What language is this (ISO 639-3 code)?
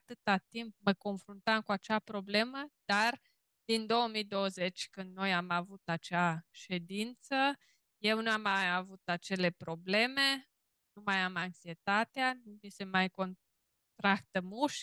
ron